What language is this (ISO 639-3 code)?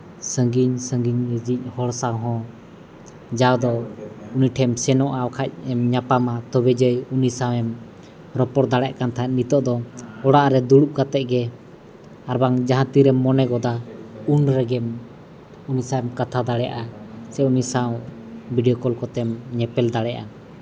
sat